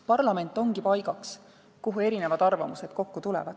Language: Estonian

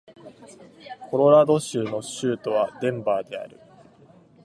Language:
Japanese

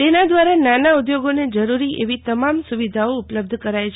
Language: Gujarati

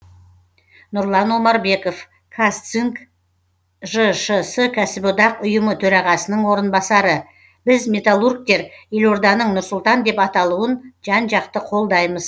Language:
Kazakh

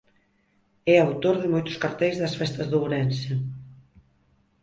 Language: Galician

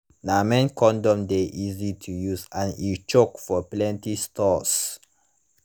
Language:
Nigerian Pidgin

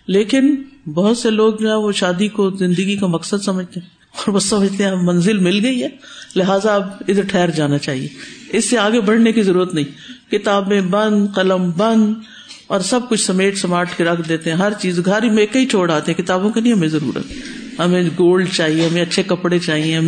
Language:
Urdu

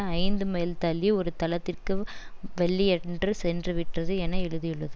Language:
Tamil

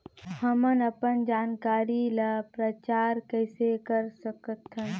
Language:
Chhattisgarhi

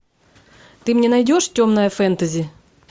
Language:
Russian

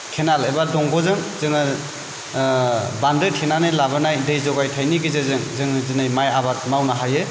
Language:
Bodo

